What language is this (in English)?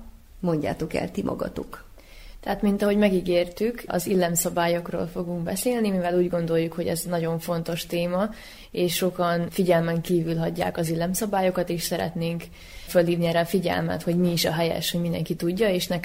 Hungarian